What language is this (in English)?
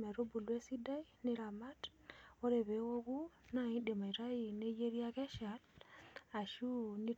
Masai